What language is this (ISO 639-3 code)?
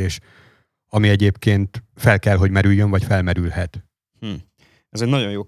hun